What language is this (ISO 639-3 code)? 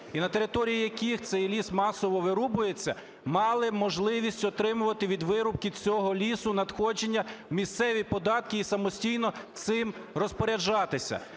ukr